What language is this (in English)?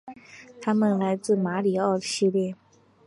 Chinese